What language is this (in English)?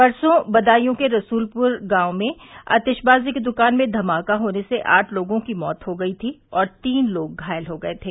Hindi